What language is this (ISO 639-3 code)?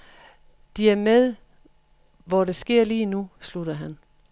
dan